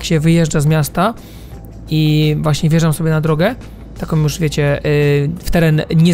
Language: Polish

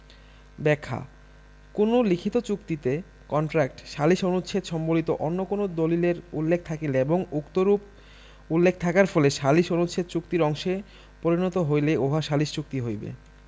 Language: Bangla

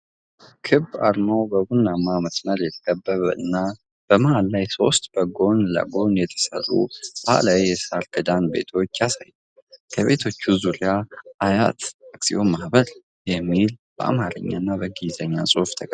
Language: Amharic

